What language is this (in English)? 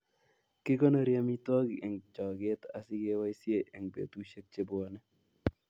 Kalenjin